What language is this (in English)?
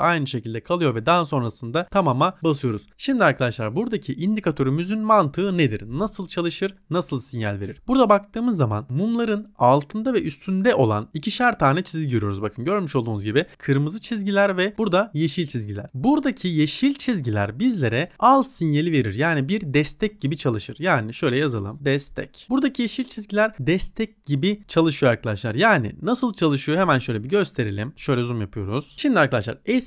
Turkish